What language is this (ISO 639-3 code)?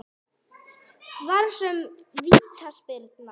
isl